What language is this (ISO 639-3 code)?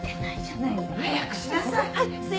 jpn